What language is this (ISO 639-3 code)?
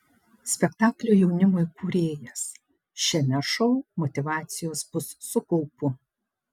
lit